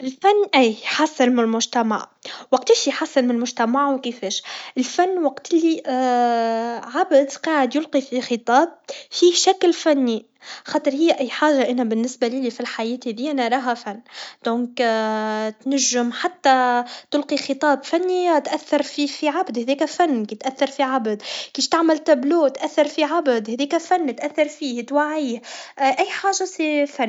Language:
Tunisian Arabic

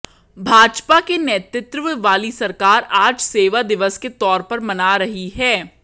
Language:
Hindi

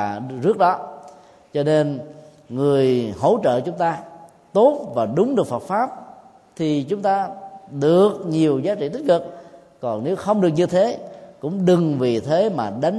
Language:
Vietnamese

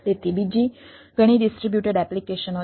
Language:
Gujarati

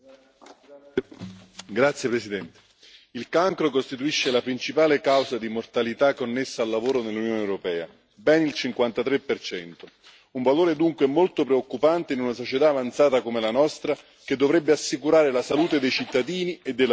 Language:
Italian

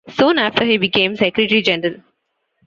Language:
English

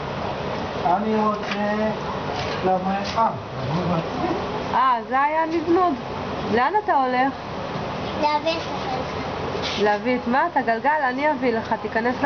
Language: Hebrew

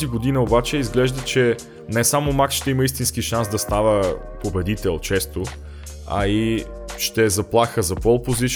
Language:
Bulgarian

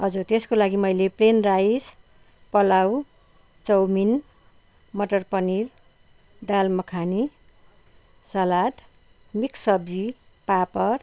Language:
Nepali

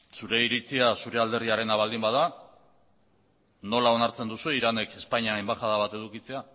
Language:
Basque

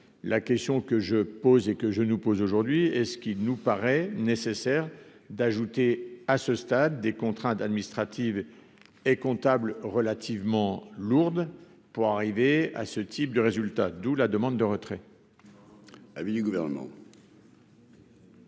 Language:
French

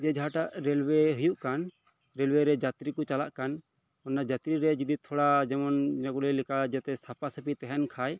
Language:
Santali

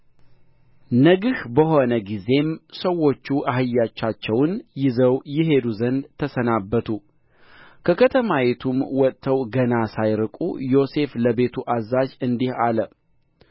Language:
Amharic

